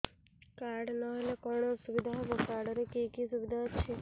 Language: Odia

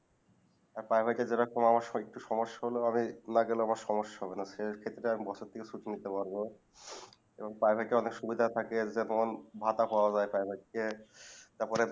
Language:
Bangla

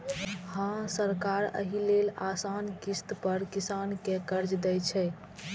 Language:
Maithili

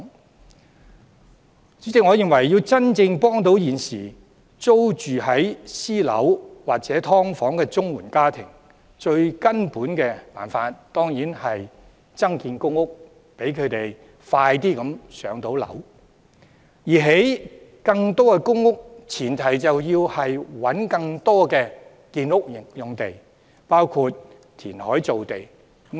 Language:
Cantonese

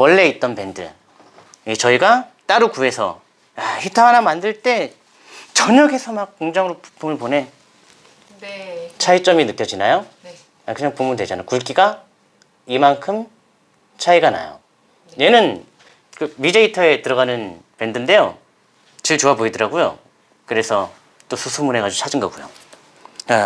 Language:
Korean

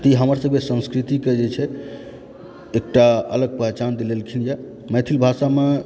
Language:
Maithili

